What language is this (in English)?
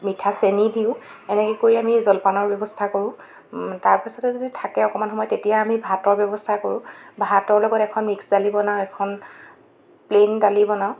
Assamese